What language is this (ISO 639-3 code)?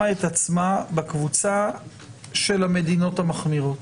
heb